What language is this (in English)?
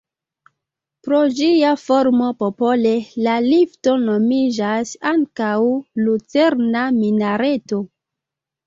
Esperanto